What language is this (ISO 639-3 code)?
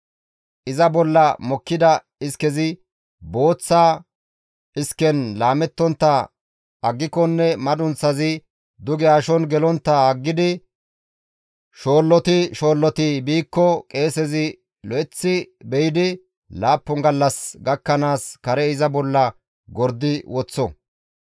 gmv